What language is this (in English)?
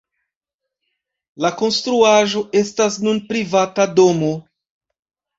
Esperanto